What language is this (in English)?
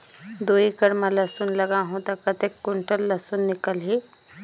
Chhattisgarhi